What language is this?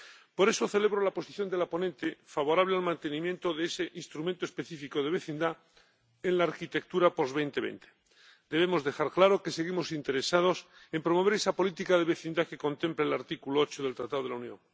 Spanish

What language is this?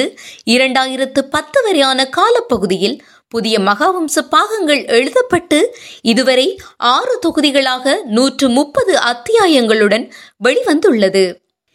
Tamil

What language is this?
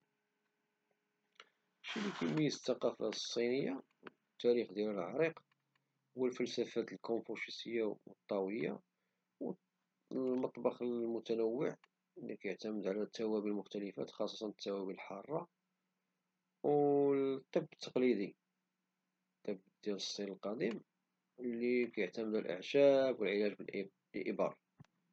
Moroccan Arabic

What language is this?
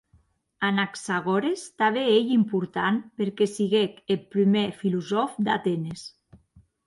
Occitan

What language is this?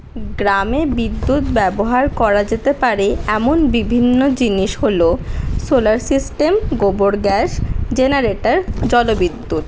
Bangla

